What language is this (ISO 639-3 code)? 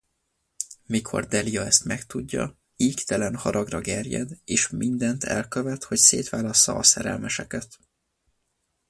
hun